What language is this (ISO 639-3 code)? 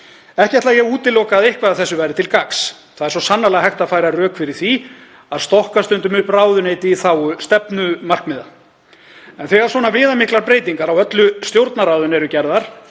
isl